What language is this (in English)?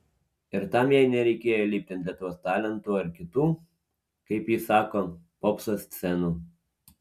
Lithuanian